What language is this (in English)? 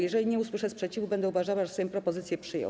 Polish